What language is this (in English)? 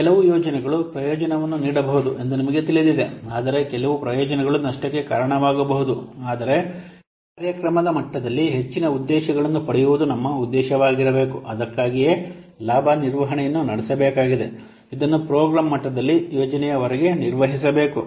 Kannada